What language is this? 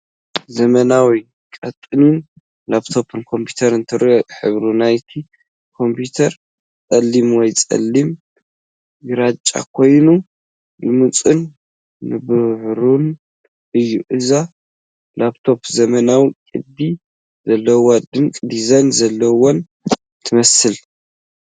Tigrinya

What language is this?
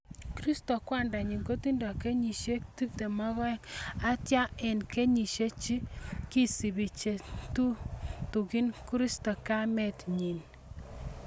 Kalenjin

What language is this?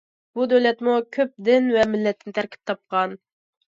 Uyghur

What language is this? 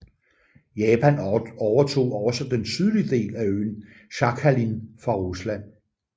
Danish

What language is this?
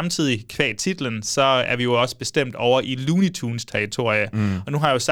Danish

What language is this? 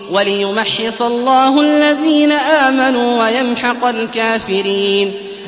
Arabic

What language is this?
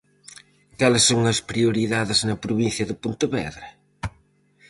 Galician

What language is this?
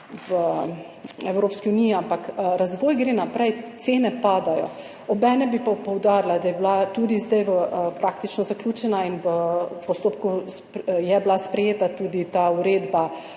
Slovenian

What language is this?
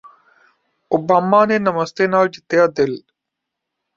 Punjabi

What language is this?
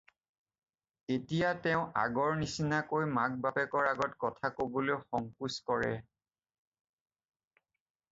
Assamese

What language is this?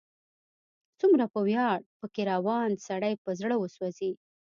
Pashto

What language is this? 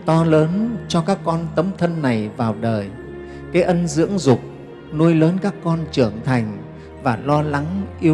Vietnamese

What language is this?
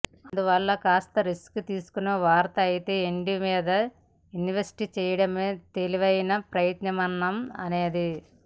Telugu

